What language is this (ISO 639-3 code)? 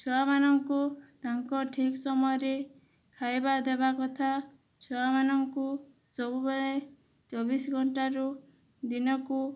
ori